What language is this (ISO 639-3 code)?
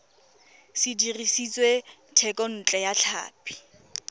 tsn